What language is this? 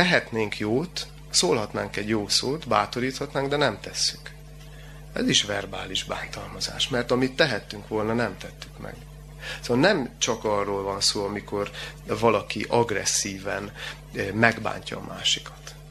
Hungarian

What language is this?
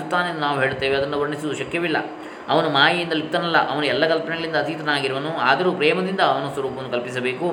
Kannada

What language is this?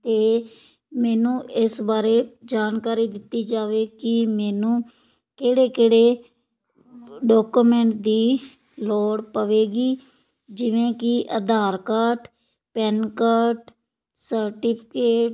Punjabi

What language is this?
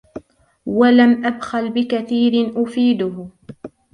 Arabic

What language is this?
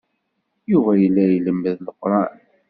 Kabyle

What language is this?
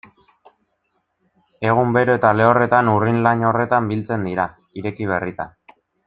Basque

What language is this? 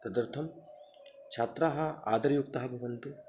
Sanskrit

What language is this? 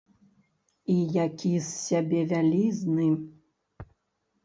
Belarusian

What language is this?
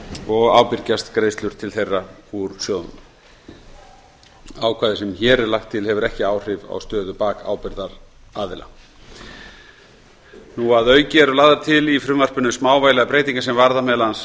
Icelandic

